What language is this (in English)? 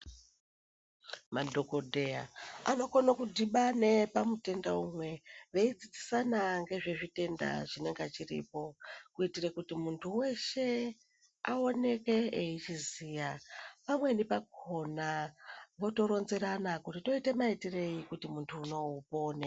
Ndau